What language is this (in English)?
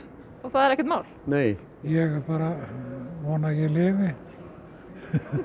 Icelandic